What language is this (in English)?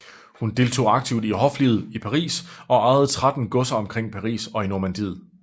Danish